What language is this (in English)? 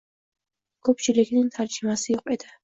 Uzbek